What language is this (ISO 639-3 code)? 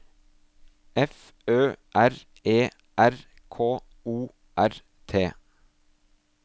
nor